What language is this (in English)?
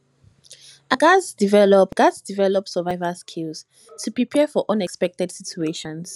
Nigerian Pidgin